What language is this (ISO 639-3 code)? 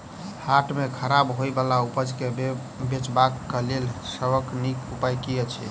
mai